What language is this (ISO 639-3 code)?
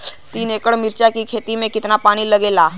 bho